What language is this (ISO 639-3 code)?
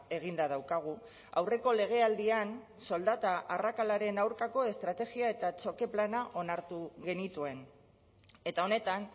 eus